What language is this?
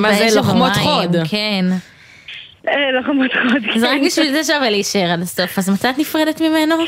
Hebrew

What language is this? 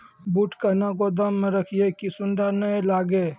Maithili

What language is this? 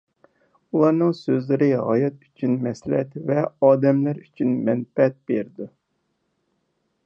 Uyghur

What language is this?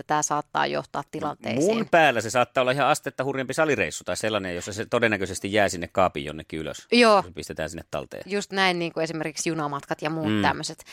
Finnish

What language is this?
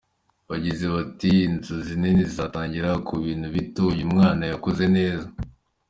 Kinyarwanda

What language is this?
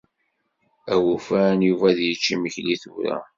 Kabyle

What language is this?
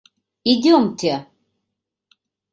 Mari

